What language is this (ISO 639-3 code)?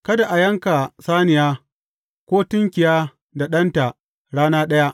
hau